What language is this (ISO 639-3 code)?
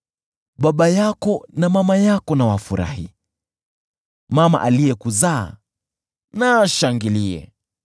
swa